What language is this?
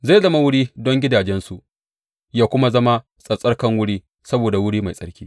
Hausa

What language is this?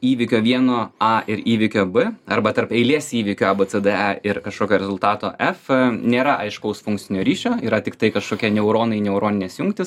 Lithuanian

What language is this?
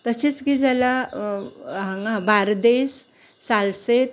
Konkani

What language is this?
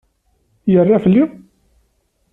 Kabyle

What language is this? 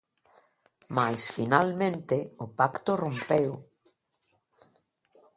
Galician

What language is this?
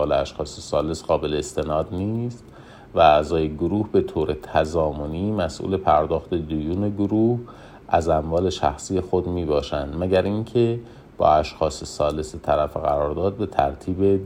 Persian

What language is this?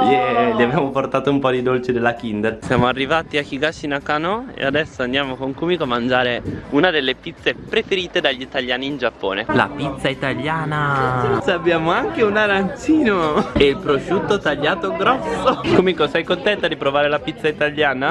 Italian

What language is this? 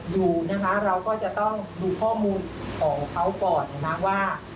Thai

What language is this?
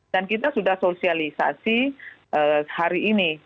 Indonesian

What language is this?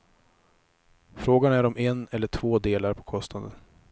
Swedish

